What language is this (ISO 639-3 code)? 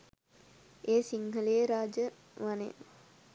sin